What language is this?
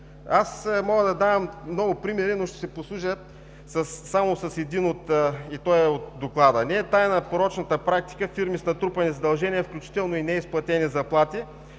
Bulgarian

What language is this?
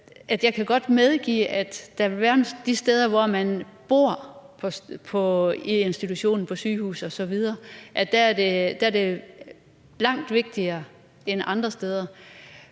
Danish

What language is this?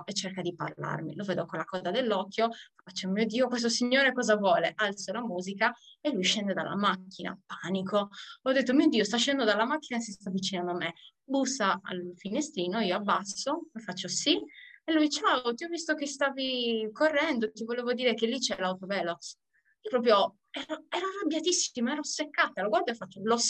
Italian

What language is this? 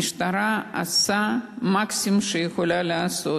Hebrew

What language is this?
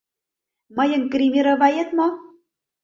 Mari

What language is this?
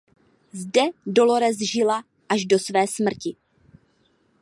Czech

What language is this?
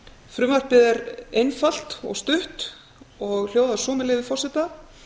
Icelandic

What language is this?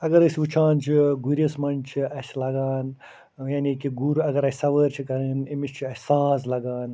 Kashmiri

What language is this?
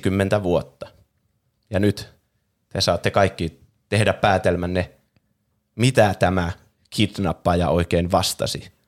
Finnish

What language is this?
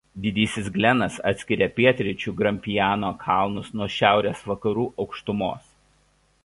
Lithuanian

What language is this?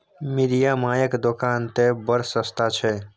Maithili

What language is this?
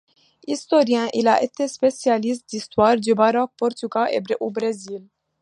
French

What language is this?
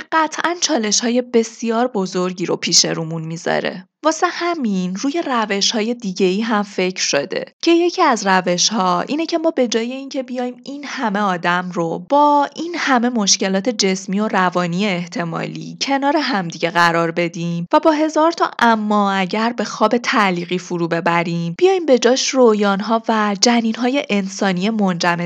Persian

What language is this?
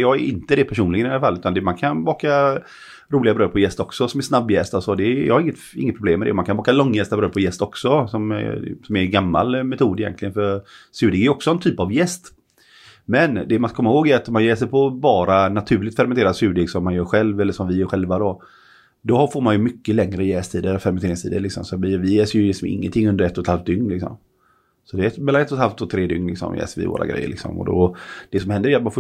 Swedish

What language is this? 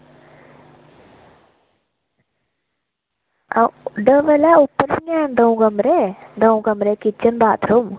Dogri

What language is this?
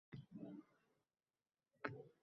Uzbek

